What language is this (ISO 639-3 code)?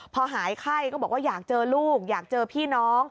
tha